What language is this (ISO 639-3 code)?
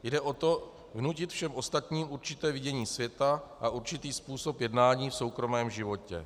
ces